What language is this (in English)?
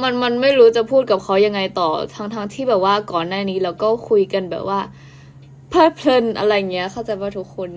Thai